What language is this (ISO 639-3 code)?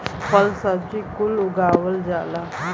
bho